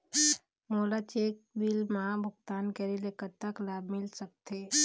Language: Chhattisgarhi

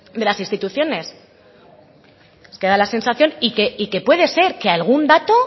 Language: Spanish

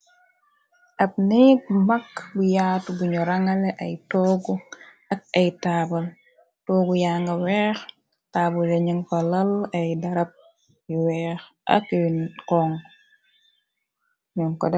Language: Wolof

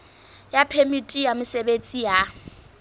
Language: Southern Sotho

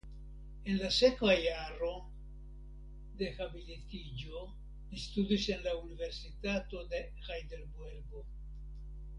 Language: Esperanto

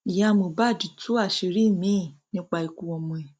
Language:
Yoruba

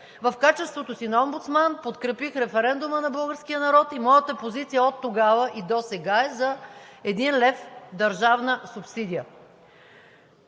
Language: Bulgarian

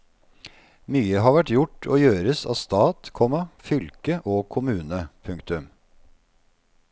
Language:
Norwegian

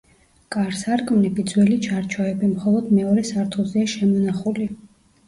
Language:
Georgian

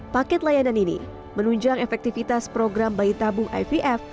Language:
Indonesian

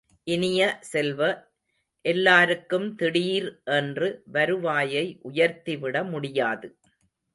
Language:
Tamil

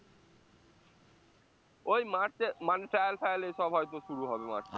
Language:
Bangla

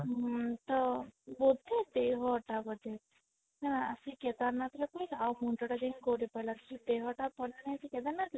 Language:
Odia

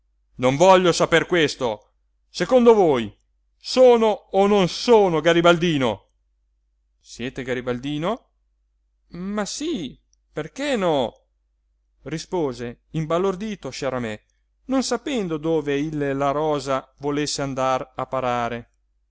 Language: Italian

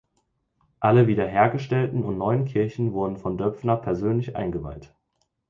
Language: German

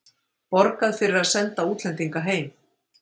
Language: Icelandic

